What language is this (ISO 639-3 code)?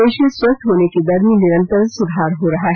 hin